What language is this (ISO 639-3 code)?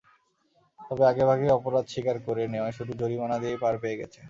ben